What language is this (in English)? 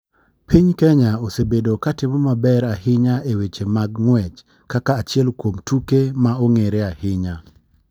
Luo (Kenya and Tanzania)